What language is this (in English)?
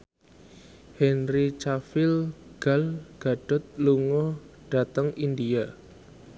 Javanese